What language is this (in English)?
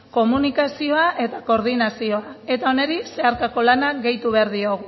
Basque